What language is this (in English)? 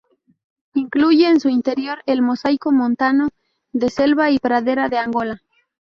Spanish